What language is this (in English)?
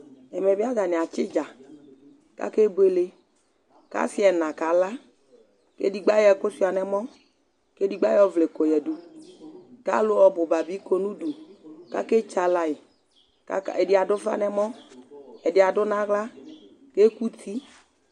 Ikposo